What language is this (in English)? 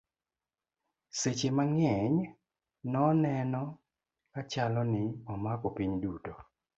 Luo (Kenya and Tanzania)